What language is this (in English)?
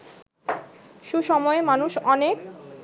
Bangla